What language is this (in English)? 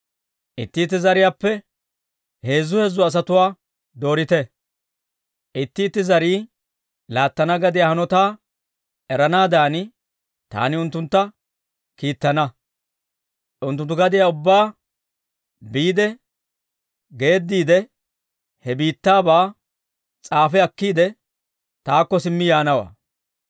Dawro